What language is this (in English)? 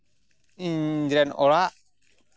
Santali